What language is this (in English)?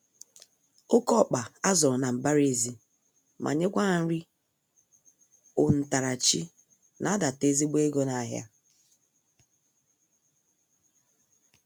Igbo